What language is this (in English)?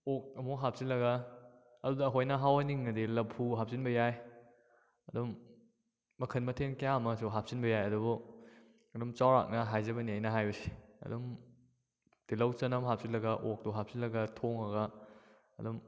Manipuri